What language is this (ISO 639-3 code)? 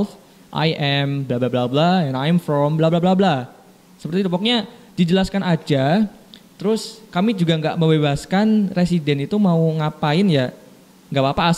ind